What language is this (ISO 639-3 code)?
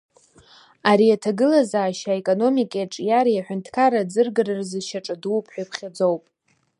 abk